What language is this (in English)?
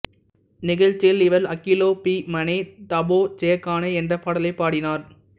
Tamil